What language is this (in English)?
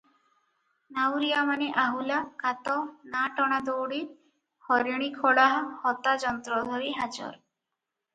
Odia